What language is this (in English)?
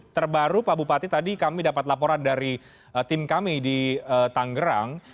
Indonesian